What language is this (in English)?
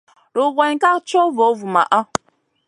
Masana